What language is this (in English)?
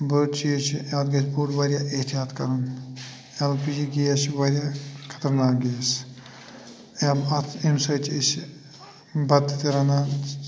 Kashmiri